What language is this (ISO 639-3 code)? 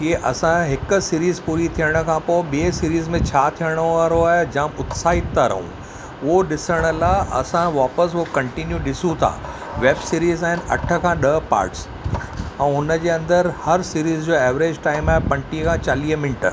snd